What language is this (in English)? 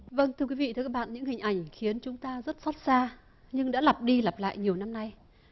Vietnamese